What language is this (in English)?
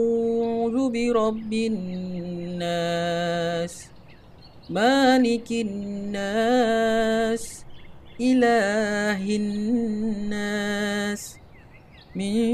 Malay